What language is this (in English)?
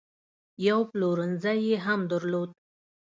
Pashto